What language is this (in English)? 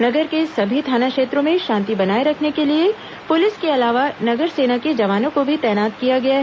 Hindi